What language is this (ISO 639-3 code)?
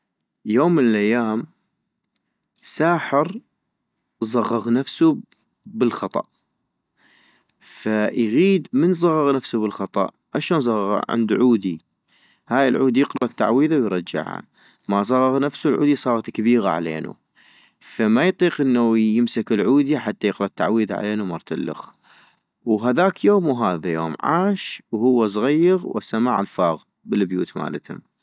ayp